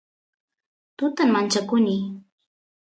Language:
Santiago del Estero Quichua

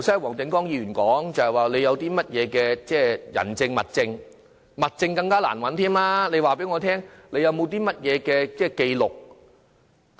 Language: Cantonese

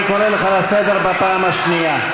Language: Hebrew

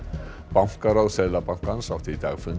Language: Icelandic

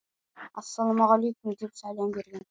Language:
Kazakh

